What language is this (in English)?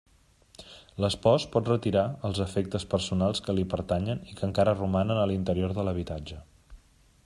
Catalan